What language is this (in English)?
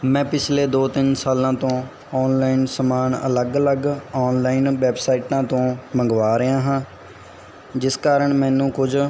Punjabi